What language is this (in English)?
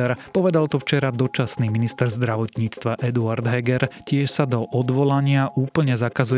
Slovak